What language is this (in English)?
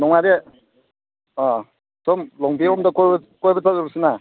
Manipuri